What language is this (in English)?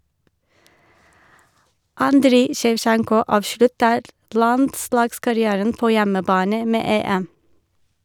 Norwegian